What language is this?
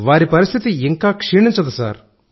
Telugu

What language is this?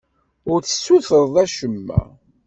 Kabyle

